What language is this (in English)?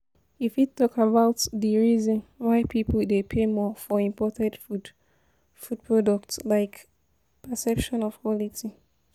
Nigerian Pidgin